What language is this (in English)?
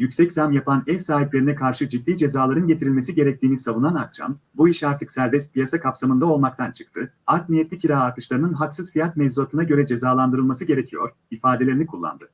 Turkish